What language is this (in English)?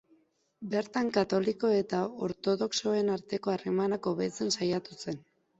Basque